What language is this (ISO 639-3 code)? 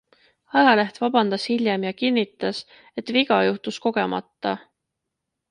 est